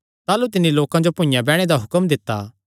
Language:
Kangri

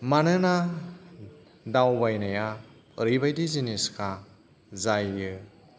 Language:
Bodo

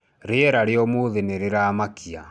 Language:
Kikuyu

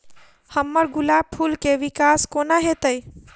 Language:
Maithili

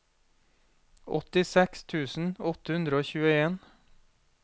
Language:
Norwegian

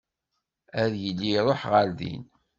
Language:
Kabyle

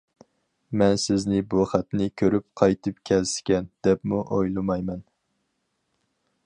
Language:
Uyghur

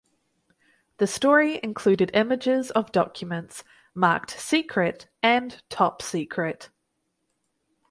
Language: English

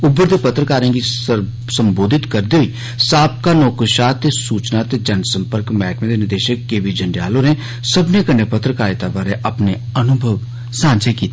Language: Dogri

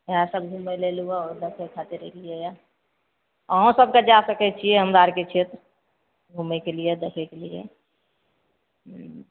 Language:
Maithili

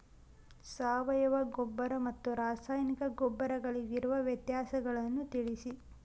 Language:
Kannada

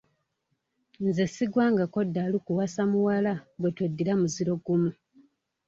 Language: Ganda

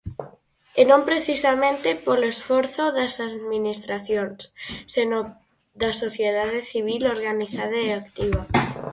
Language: Galician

